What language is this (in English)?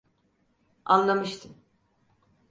Turkish